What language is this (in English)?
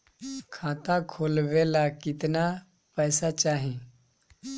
Bhojpuri